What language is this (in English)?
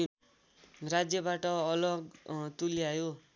Nepali